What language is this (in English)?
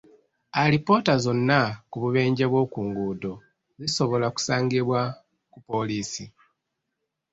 Ganda